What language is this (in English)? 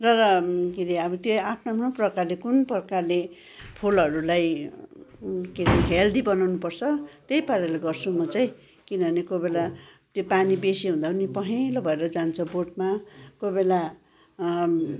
Nepali